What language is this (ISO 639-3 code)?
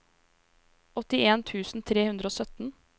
nor